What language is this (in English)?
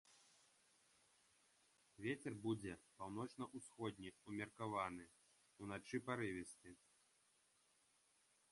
Belarusian